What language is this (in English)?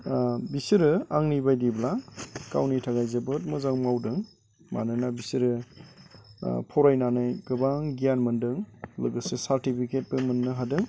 Bodo